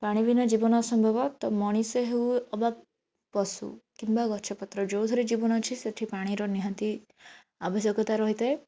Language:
Odia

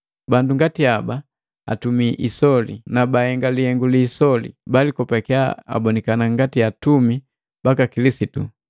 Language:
Matengo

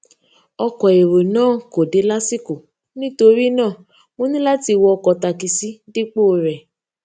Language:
Yoruba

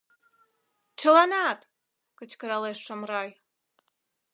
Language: Mari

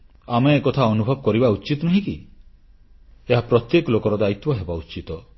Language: Odia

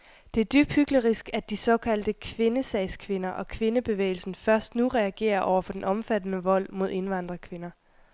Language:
Danish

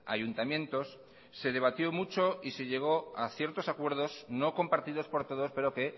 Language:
Spanish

